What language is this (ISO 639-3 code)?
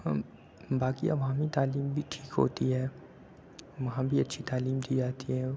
urd